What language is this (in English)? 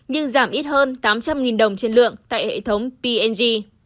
Vietnamese